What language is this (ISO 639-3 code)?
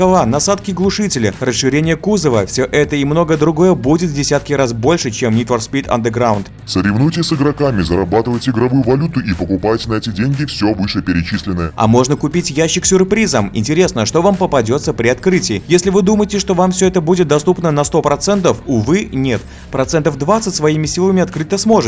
rus